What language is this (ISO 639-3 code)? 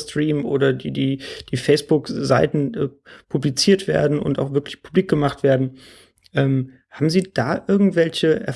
deu